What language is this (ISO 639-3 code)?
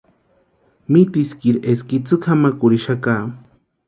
pua